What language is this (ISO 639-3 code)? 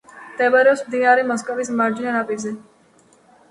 kat